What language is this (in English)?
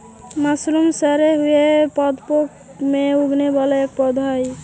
Magahi